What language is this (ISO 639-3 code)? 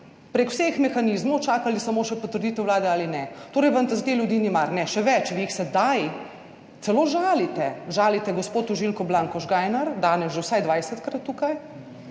slv